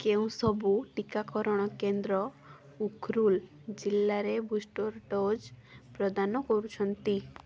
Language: Odia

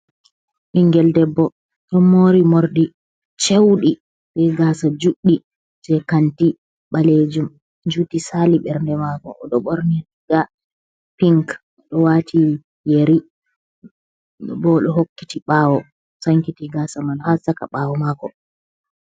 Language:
Fula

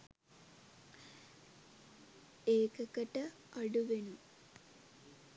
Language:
Sinhala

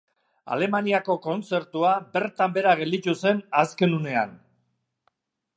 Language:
Basque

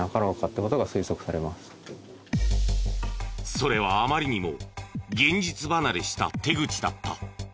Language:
Japanese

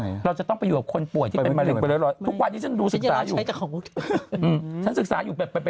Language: Thai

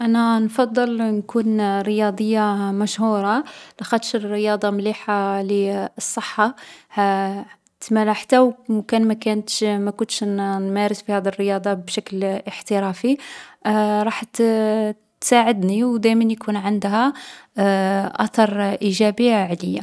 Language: Algerian Arabic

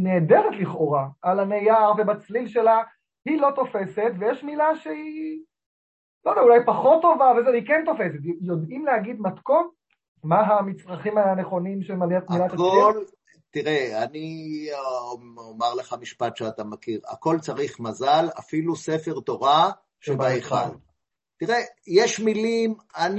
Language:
Hebrew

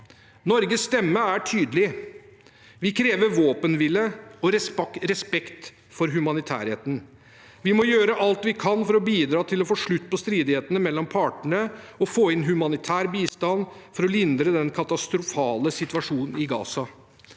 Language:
Norwegian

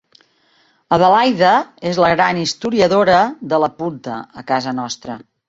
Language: Catalan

